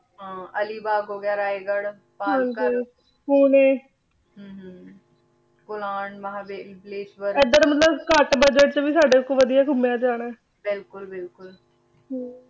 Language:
Punjabi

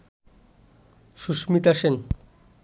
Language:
Bangla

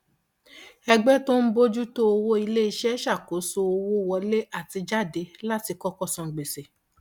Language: Yoruba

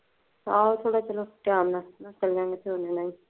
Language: Punjabi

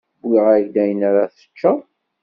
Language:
Kabyle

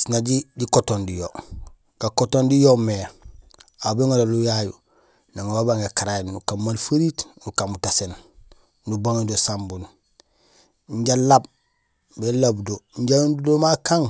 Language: Gusilay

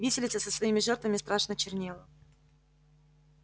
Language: Russian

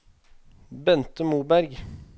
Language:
Norwegian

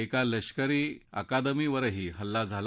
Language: Marathi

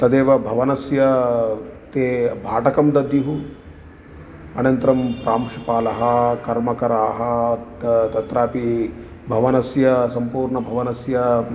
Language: Sanskrit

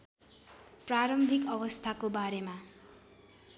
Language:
Nepali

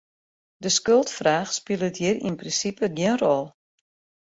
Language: Western Frisian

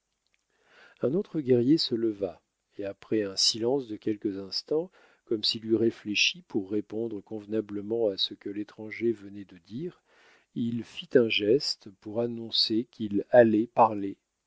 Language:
French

